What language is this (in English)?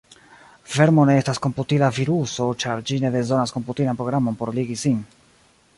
Esperanto